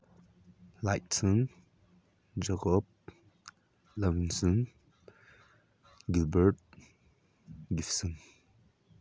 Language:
Manipuri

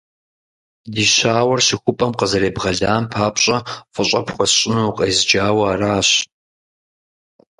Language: Kabardian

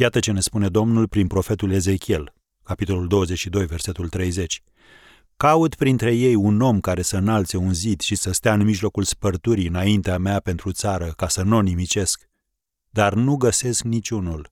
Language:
Romanian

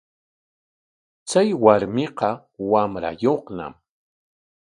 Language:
Corongo Ancash Quechua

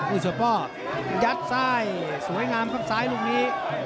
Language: Thai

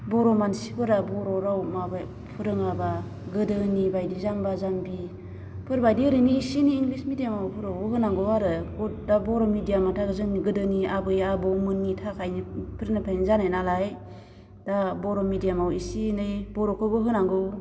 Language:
Bodo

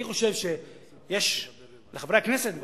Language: Hebrew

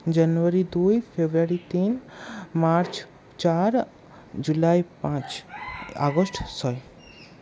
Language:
Bangla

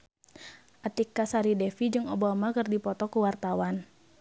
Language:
Sundanese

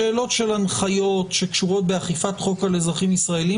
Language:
Hebrew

